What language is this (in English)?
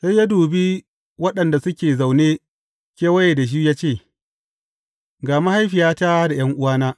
Hausa